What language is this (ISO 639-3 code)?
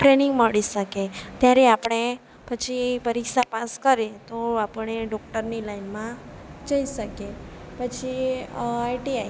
guj